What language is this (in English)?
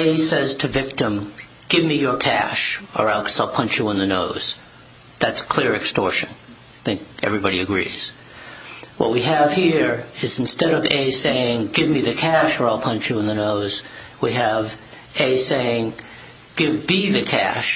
English